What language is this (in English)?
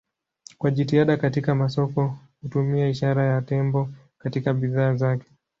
Swahili